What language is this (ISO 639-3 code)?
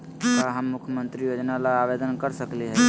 mag